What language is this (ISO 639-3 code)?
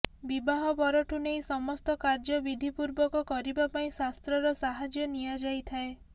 ori